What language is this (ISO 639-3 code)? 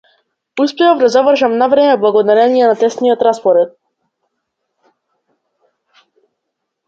mkd